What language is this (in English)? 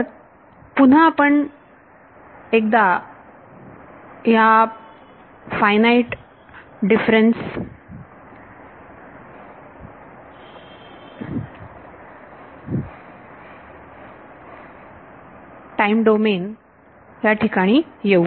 Marathi